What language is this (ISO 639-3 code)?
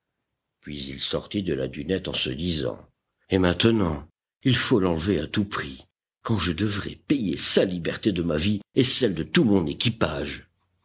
fra